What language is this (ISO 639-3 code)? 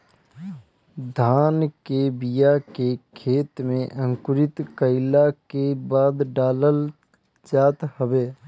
bho